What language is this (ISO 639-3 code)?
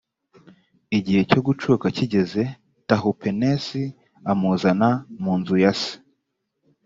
kin